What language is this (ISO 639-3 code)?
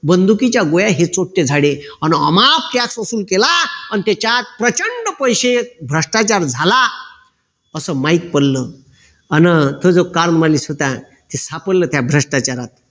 mar